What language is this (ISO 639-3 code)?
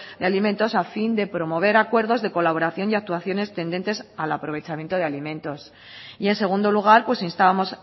spa